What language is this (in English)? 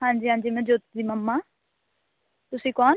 Punjabi